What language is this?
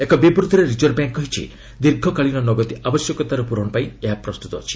Odia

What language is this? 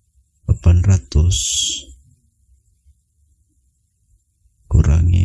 Indonesian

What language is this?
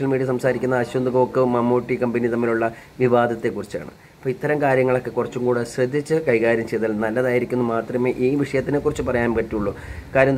Malayalam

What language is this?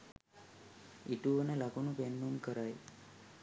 Sinhala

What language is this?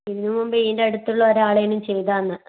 Malayalam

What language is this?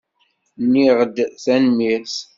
Kabyle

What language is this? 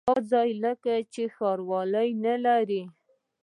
Pashto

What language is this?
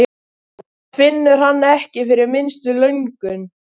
Icelandic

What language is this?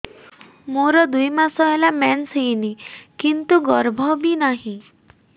Odia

